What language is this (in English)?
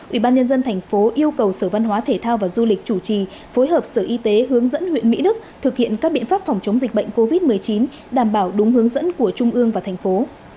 Vietnamese